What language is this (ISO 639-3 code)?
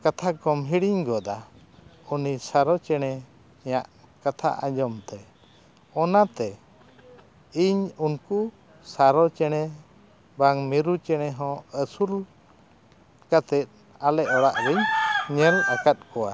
sat